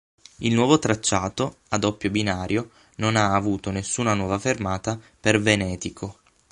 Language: Italian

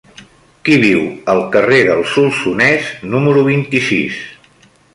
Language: Catalan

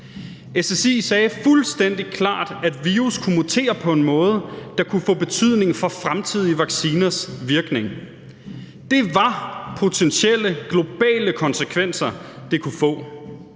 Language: Danish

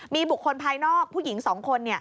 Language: Thai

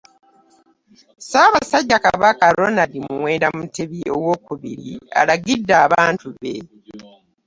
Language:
Ganda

